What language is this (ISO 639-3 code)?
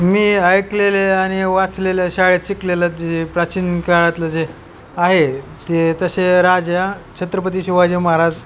mar